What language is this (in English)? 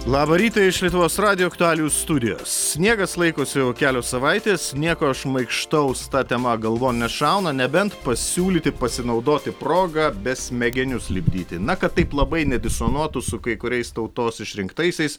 Lithuanian